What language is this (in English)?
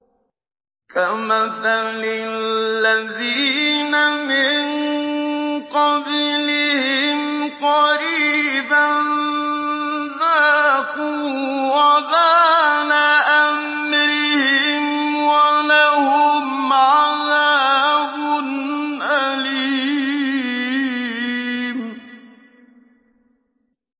Arabic